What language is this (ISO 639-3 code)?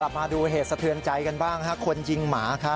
tha